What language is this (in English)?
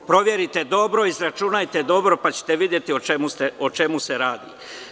Serbian